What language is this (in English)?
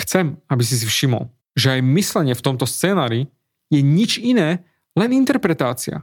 Slovak